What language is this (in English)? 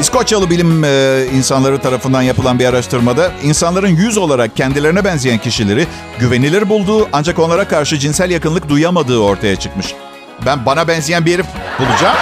Turkish